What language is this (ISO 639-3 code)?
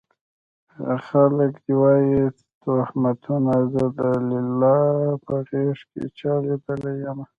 pus